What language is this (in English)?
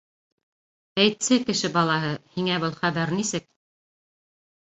Bashkir